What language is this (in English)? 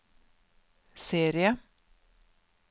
Norwegian